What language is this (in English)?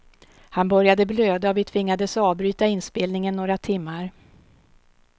Swedish